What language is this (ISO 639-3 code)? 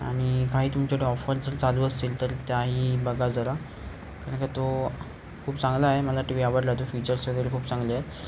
mar